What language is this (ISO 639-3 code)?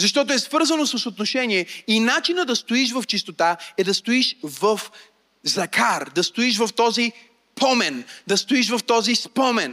bul